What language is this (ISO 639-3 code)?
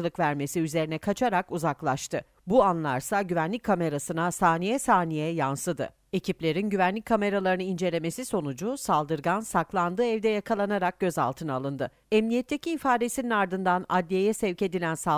tur